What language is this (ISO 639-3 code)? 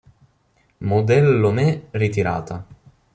ita